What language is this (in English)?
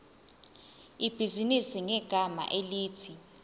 Zulu